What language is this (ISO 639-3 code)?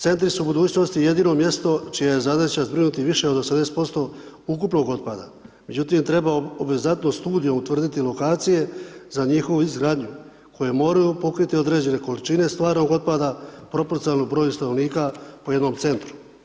hrv